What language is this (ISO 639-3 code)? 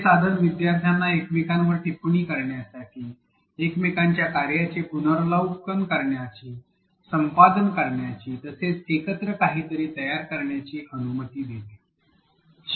mar